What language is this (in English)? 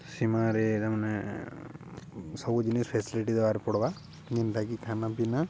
Odia